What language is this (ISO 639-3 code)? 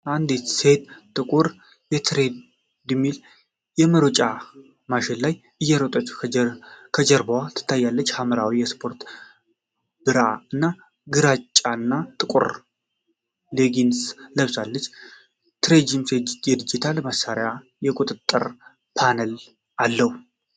amh